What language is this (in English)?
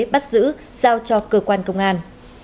Vietnamese